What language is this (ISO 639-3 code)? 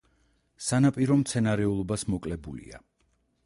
kat